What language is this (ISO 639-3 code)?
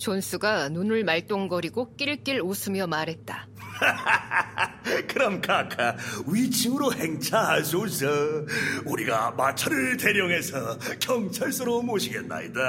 kor